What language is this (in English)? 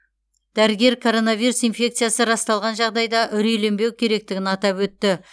Kazakh